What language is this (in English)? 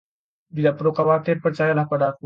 Indonesian